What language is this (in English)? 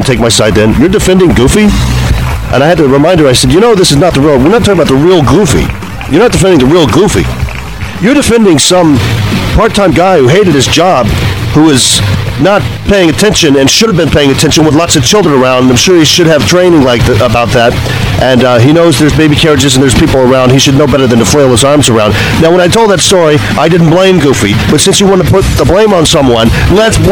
English